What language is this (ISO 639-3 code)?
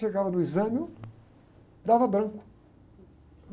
por